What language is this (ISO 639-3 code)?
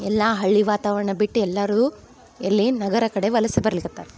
kan